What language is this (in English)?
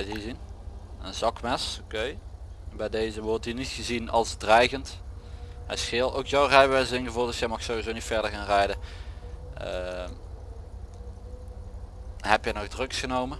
Dutch